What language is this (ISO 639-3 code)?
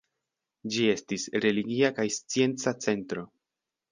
epo